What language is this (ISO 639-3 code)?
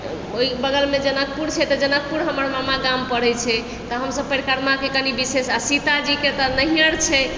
mai